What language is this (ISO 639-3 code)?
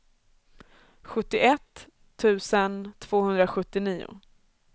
swe